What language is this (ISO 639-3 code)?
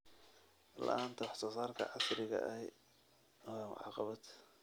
som